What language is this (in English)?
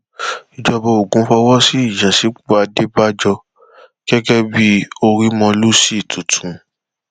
Yoruba